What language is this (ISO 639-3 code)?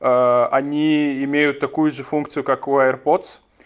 rus